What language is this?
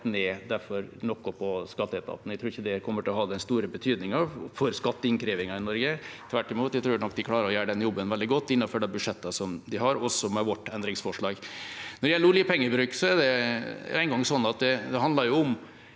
Norwegian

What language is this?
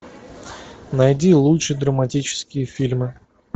Russian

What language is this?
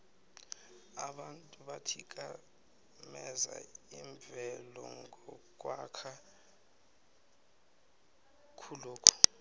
South Ndebele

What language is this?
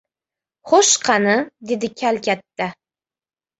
Uzbek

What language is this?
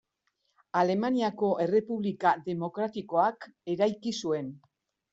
Basque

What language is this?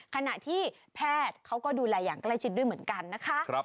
Thai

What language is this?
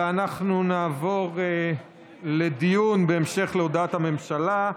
Hebrew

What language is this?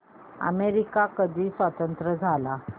Marathi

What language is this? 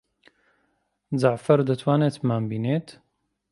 Central Kurdish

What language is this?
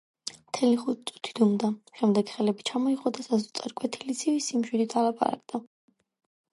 Georgian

